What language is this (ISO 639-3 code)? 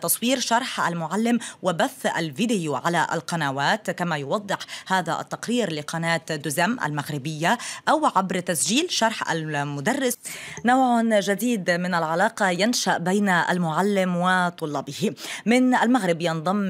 ara